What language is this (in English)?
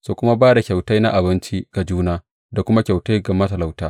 Hausa